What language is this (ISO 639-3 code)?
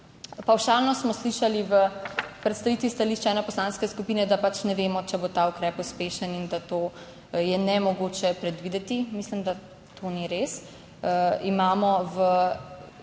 slv